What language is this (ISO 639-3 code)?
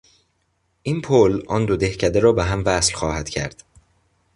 fas